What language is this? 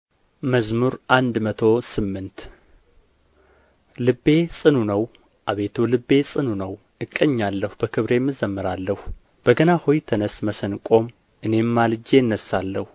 Amharic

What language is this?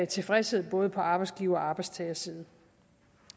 Danish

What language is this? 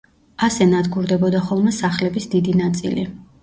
Georgian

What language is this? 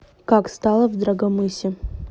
Russian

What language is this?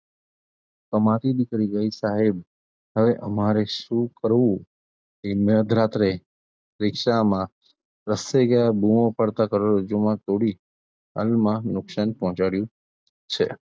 Gujarati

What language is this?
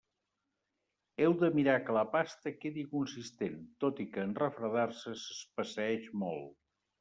Catalan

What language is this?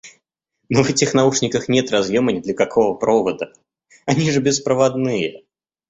Russian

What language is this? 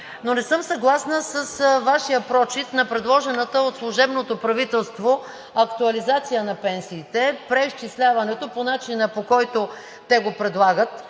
Bulgarian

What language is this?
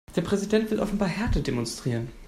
German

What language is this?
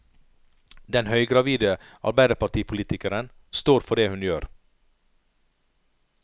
Norwegian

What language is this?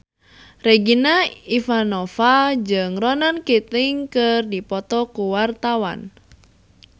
Sundanese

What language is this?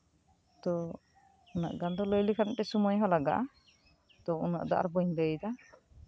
Santali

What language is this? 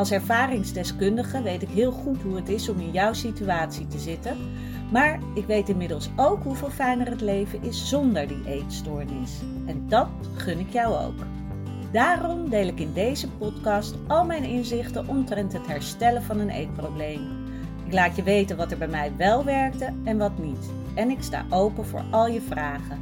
Dutch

